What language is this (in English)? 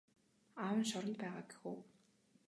Mongolian